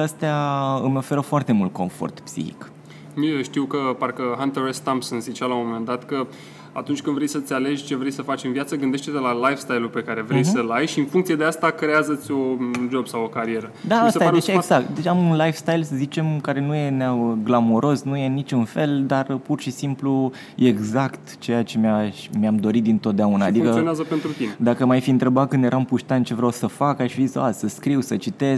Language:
Romanian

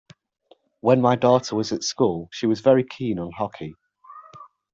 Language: English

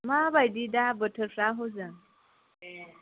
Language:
Bodo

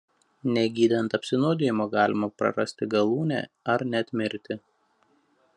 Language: Lithuanian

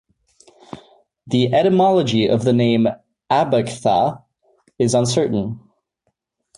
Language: English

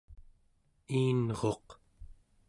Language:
Central Yupik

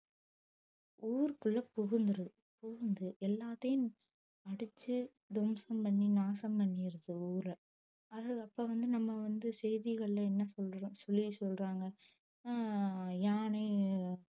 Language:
Tamil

